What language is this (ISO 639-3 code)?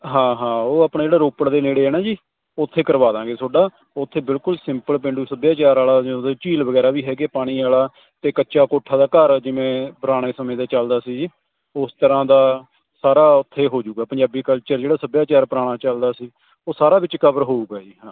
pan